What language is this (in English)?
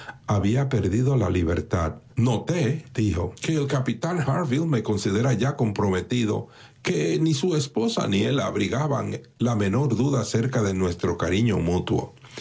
Spanish